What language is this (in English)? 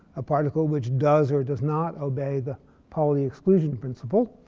English